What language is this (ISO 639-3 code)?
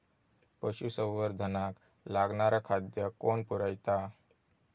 mar